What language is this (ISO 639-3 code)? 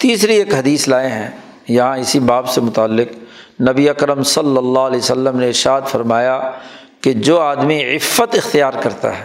urd